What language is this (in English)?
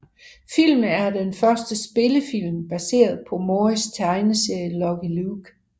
Danish